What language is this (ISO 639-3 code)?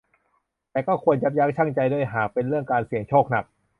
tha